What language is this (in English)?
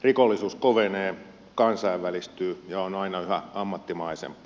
Finnish